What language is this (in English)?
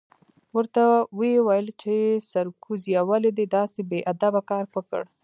Pashto